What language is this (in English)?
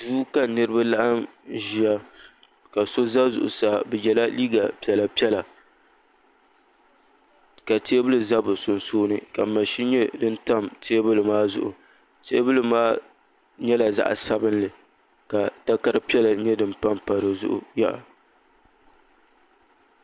Dagbani